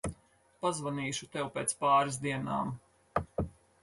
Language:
Latvian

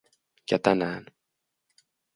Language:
Finnish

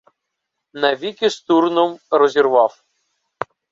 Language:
Ukrainian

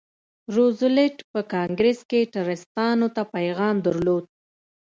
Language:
Pashto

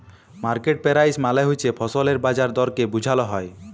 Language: Bangla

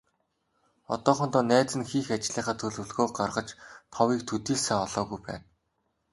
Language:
Mongolian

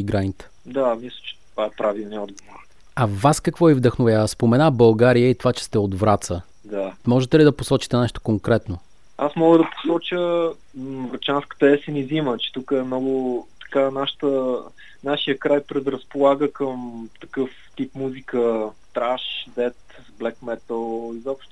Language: Bulgarian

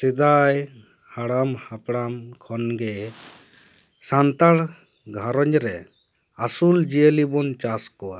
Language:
Santali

